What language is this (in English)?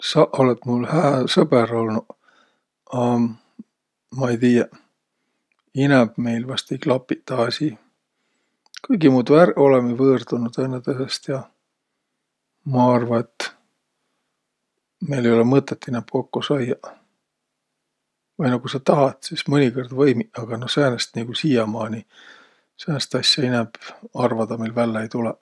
Võro